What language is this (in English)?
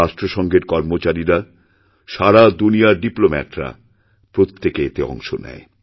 Bangla